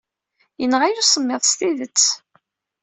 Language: Kabyle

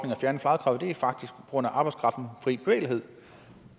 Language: Danish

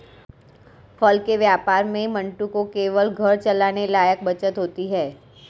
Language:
Hindi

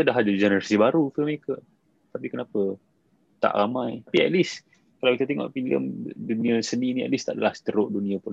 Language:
Malay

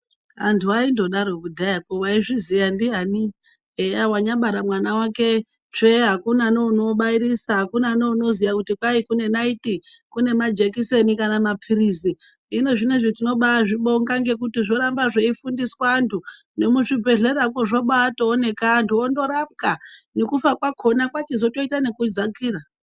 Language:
Ndau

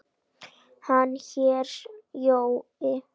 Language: Icelandic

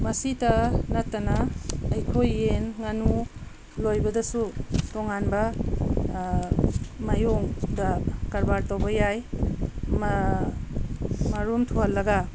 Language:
Manipuri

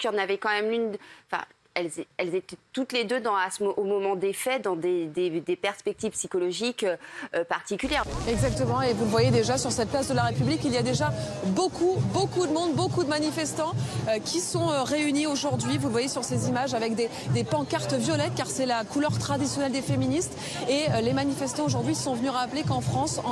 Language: French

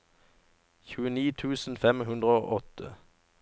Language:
Norwegian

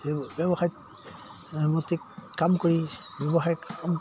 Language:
Assamese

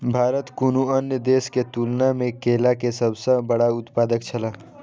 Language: Maithili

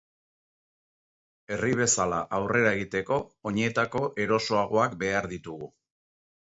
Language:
Basque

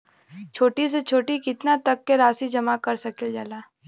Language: Bhojpuri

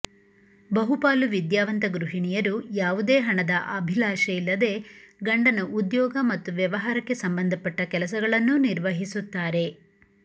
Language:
Kannada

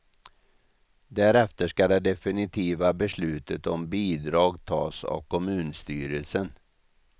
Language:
Swedish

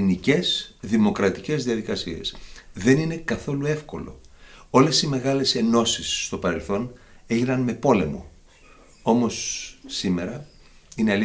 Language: Greek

